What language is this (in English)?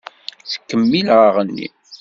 Kabyle